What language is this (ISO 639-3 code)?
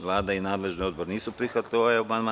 srp